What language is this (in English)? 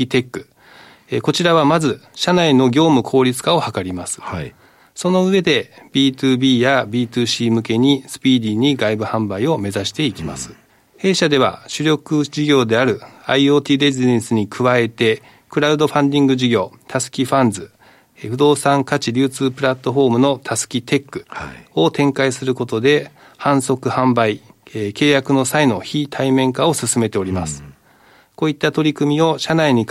Japanese